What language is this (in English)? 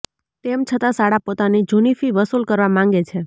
Gujarati